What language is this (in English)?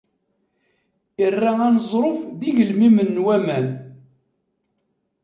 Kabyle